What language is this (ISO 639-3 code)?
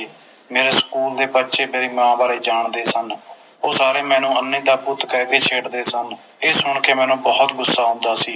pan